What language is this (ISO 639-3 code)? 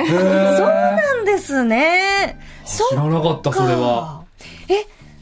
jpn